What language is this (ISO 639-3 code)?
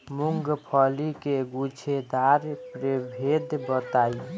bho